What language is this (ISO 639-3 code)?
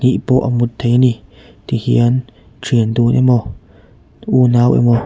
lus